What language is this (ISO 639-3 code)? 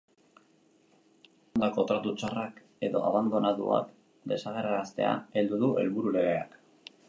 eus